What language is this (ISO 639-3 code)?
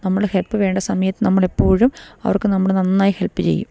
mal